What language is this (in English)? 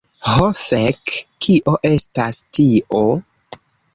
Esperanto